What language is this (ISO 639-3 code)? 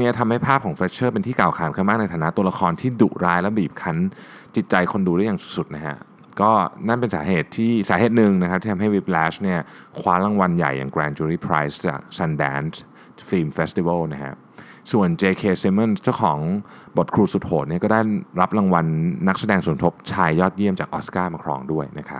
tha